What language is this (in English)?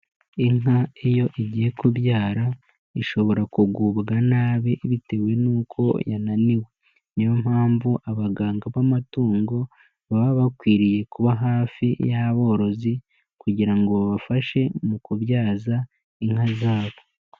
Kinyarwanda